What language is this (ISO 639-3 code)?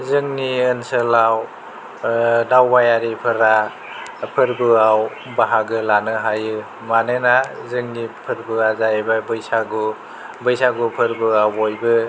brx